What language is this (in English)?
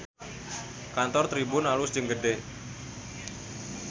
Sundanese